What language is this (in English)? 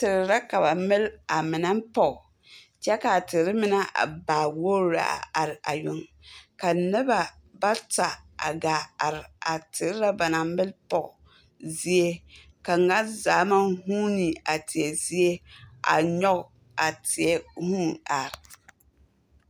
Southern Dagaare